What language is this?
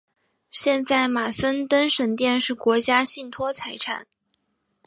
Chinese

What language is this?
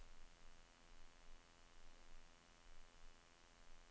Norwegian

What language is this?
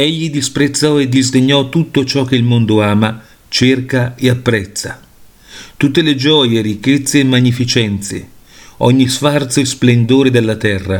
Italian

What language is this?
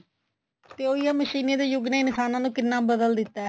Punjabi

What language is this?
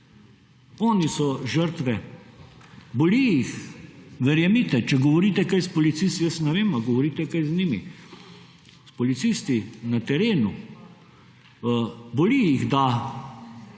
Slovenian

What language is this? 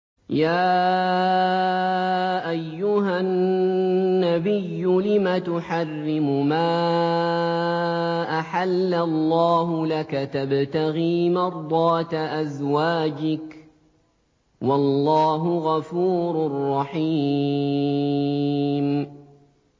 Arabic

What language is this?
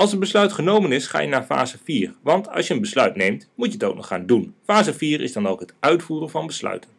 Dutch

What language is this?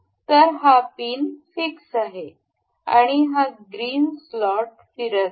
Marathi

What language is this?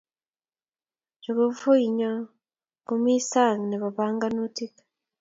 Kalenjin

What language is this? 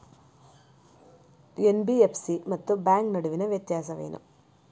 Kannada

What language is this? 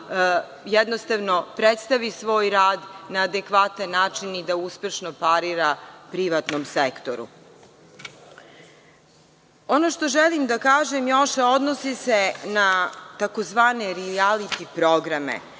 Serbian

